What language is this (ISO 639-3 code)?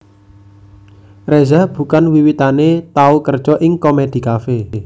jav